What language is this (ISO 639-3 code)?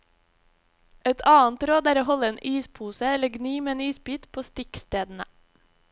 nor